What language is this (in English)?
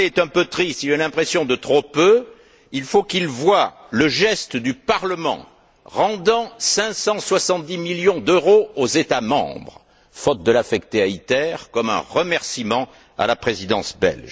French